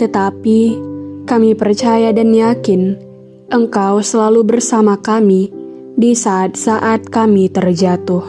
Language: Indonesian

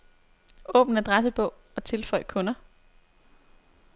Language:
Danish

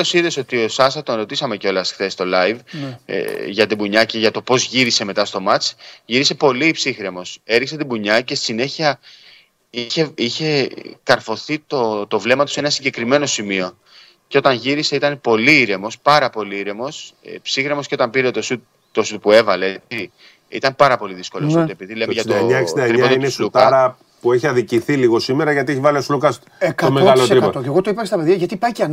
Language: Greek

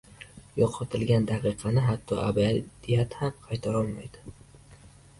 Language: Uzbek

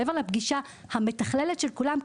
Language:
Hebrew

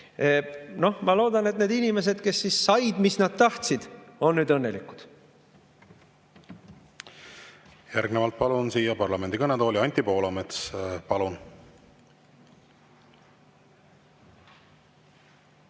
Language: Estonian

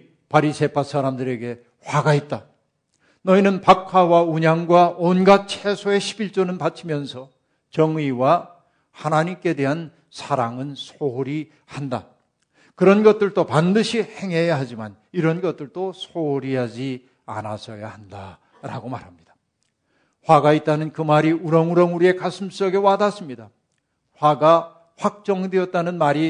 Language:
Korean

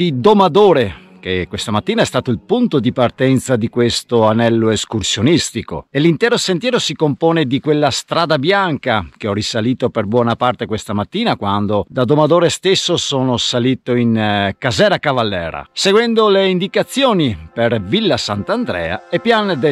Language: Italian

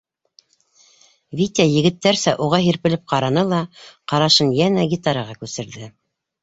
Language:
Bashkir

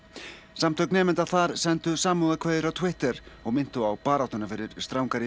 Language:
Icelandic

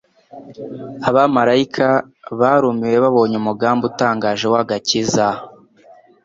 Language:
Kinyarwanda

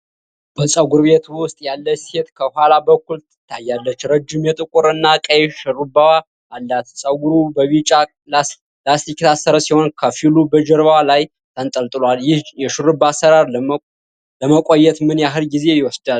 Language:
Amharic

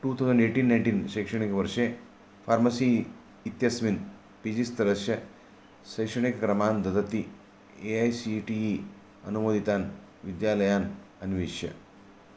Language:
Sanskrit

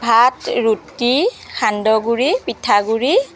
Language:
Assamese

